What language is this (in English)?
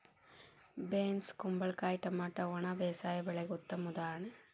Kannada